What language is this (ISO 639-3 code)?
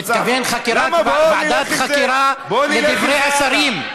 heb